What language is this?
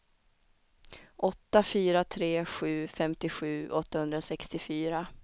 Swedish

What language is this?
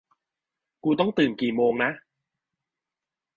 Thai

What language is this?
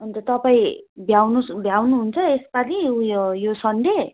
Nepali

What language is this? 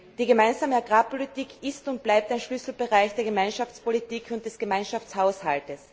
German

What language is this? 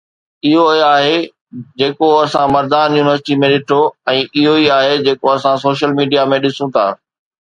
Sindhi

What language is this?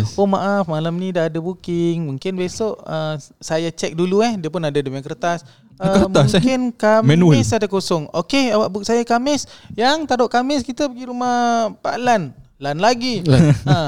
Malay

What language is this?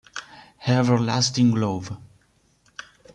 Italian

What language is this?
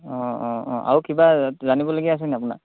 Assamese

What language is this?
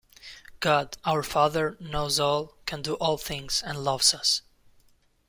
English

